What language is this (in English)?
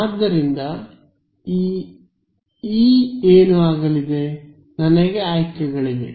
Kannada